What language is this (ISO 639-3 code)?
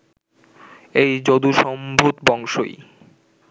ben